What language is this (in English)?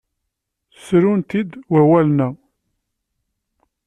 Kabyle